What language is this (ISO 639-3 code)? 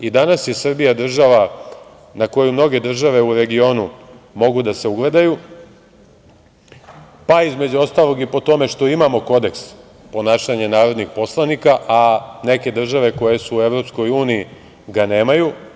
srp